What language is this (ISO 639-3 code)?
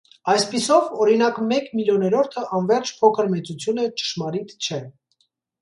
hye